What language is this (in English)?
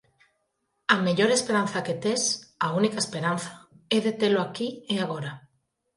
Galician